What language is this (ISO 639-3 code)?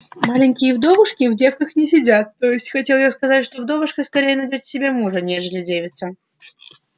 rus